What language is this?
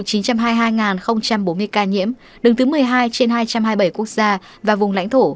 Vietnamese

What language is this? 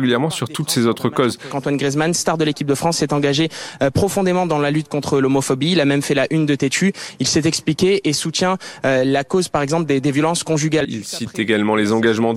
French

